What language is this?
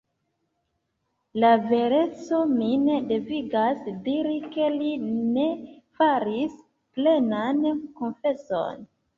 Esperanto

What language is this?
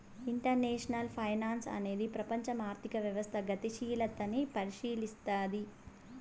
Telugu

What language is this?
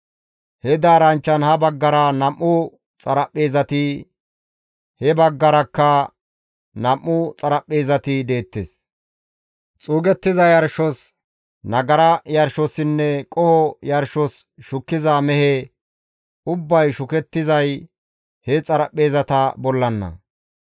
Gamo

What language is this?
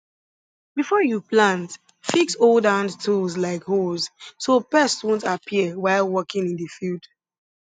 Nigerian Pidgin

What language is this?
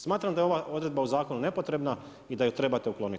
Croatian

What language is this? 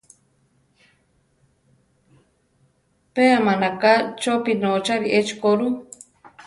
Central Tarahumara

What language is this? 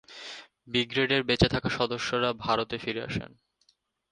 Bangla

